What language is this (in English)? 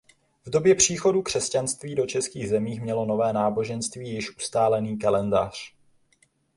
Czech